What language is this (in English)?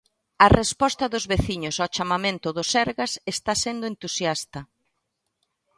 Galician